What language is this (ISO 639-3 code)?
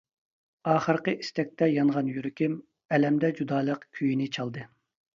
uig